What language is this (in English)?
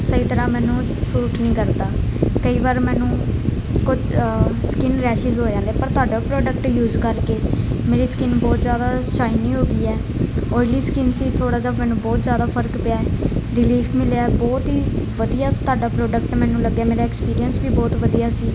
Punjabi